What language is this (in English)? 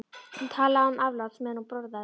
Icelandic